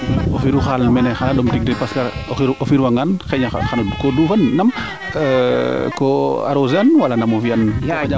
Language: Serer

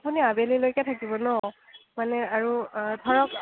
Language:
Assamese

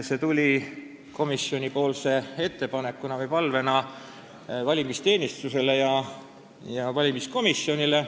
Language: Estonian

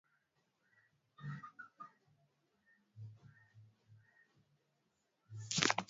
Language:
Swahili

